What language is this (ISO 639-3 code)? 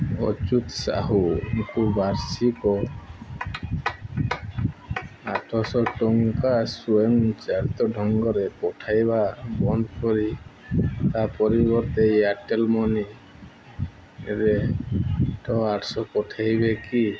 ori